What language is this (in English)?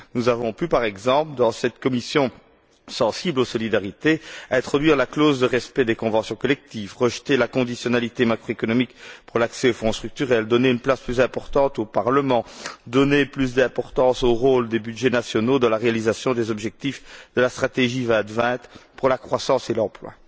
French